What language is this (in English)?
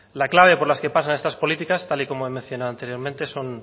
Spanish